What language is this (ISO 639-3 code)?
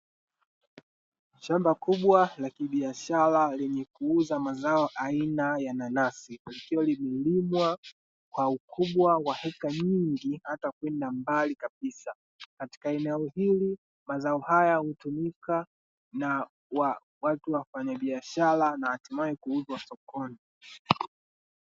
swa